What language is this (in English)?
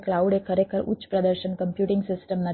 Gujarati